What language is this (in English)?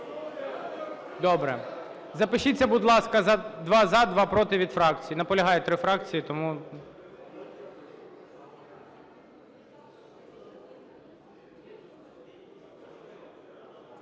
Ukrainian